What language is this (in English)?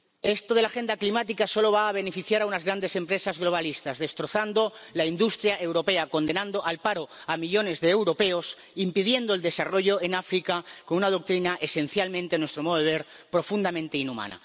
Spanish